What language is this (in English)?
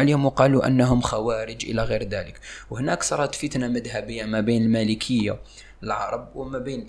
Arabic